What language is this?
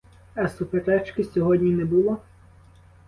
Ukrainian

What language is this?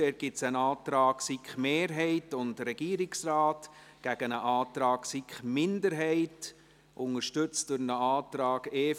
Swiss German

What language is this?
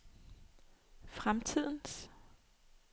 Danish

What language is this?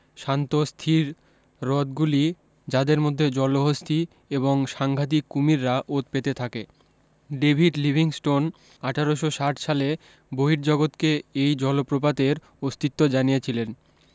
Bangla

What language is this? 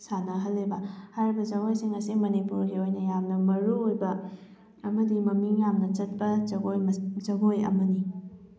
Manipuri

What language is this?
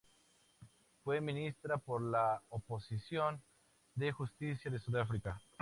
Spanish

